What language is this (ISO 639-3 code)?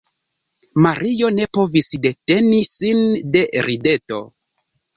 epo